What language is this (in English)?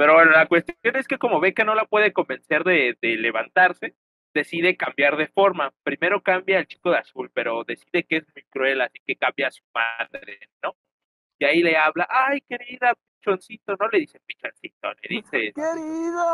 Spanish